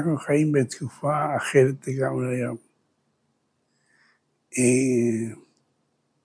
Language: Hebrew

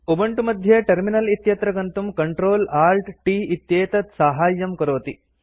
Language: Sanskrit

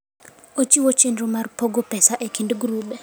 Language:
Luo (Kenya and Tanzania)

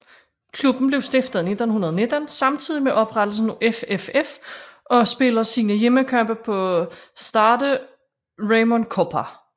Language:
Danish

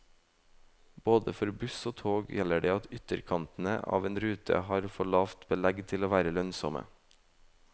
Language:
Norwegian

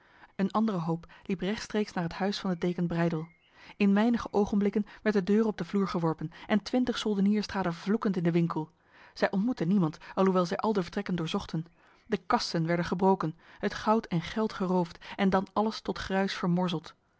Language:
Dutch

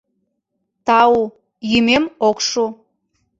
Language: Mari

